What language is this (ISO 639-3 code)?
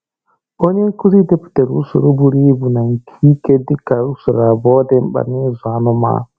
ibo